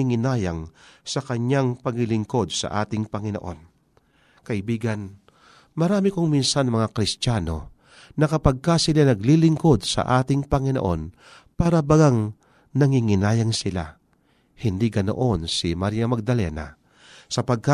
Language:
Filipino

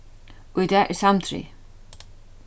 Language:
Faroese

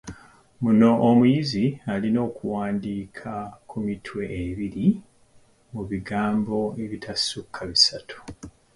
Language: Ganda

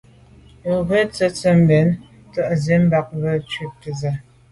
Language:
Medumba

